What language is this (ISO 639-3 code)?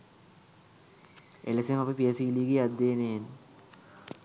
sin